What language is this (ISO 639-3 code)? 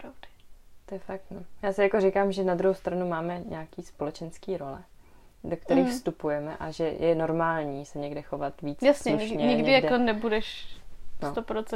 ces